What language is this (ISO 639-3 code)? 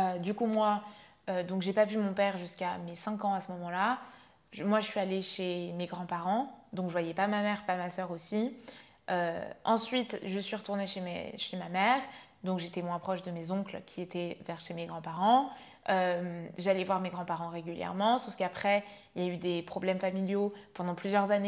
fra